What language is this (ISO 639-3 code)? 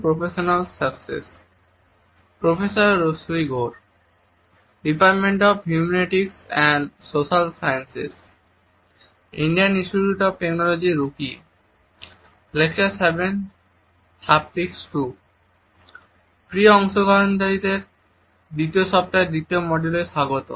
ben